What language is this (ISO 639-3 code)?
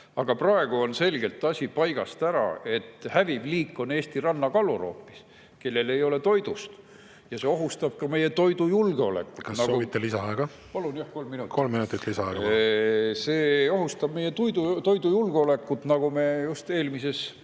est